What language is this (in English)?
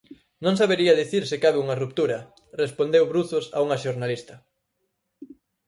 Galician